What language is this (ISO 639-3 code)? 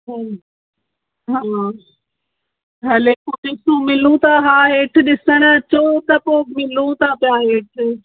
snd